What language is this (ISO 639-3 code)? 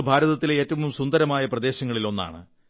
mal